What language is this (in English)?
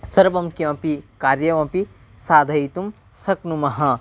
Sanskrit